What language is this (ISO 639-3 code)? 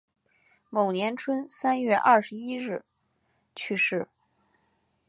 zho